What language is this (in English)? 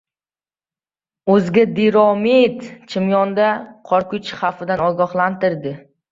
Uzbek